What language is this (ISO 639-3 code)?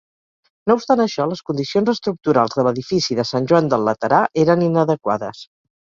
cat